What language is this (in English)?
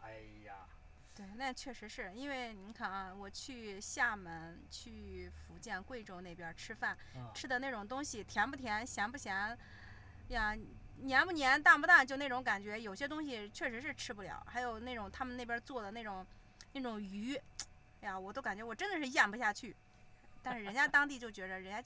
Chinese